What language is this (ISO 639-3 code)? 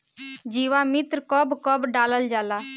bho